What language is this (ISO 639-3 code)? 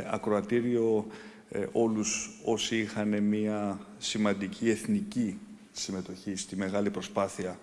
ell